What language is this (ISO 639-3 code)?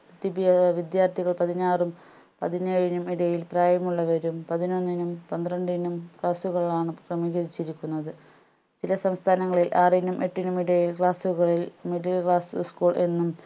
mal